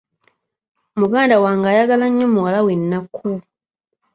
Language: Ganda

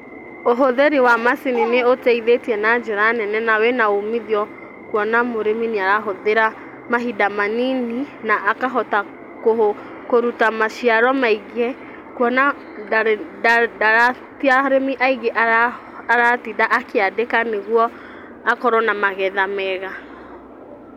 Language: Kikuyu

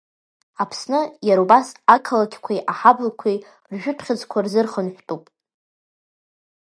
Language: Abkhazian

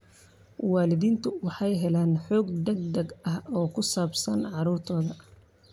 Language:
Somali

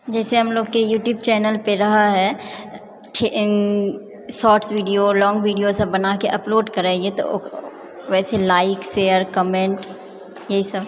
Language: Maithili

